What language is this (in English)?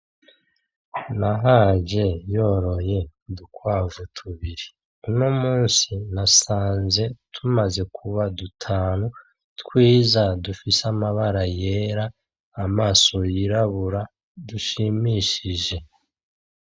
Rundi